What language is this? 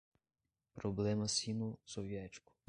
Portuguese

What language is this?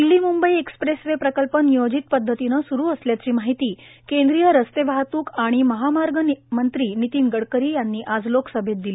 Marathi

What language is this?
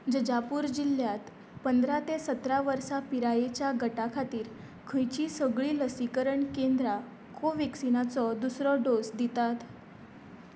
Konkani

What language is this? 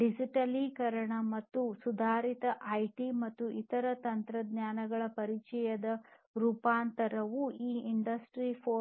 Kannada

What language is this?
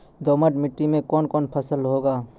Maithili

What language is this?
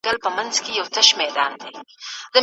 Pashto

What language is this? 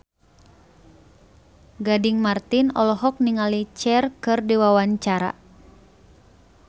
Sundanese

